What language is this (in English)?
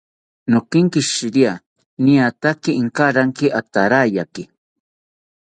South Ucayali Ashéninka